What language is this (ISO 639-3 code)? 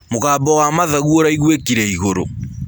kik